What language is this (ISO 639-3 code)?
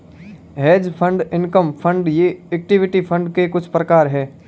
hin